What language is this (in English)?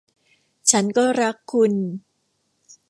Thai